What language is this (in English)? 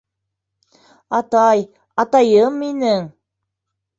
Bashkir